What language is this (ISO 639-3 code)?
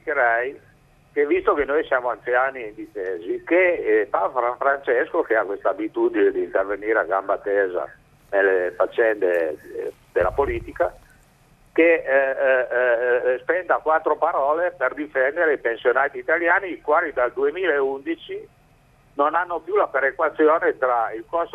ita